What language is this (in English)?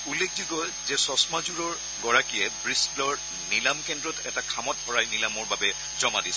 Assamese